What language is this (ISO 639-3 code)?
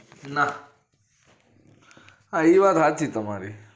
guj